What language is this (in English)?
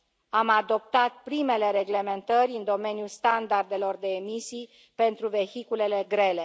Romanian